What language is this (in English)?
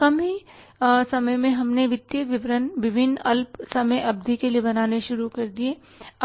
Hindi